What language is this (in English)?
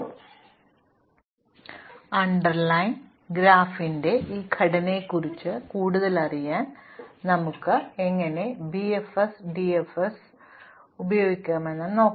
Malayalam